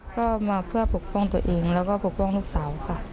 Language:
Thai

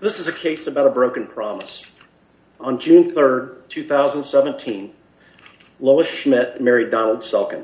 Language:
English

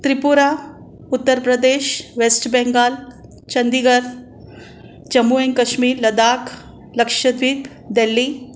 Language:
Sindhi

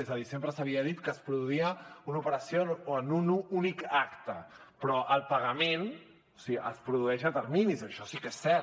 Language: Catalan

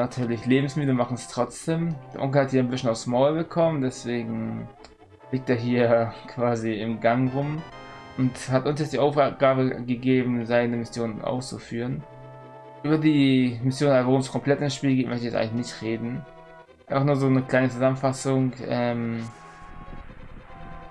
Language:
German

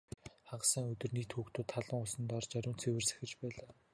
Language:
Mongolian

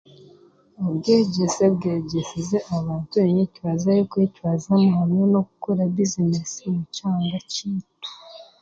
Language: Chiga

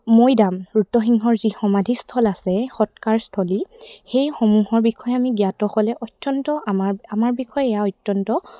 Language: Assamese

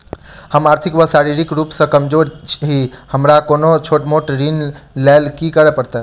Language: Maithili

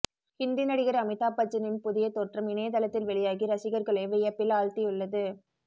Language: Tamil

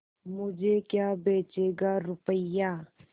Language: Hindi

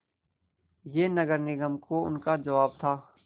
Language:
Hindi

